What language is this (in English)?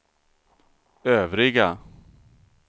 Swedish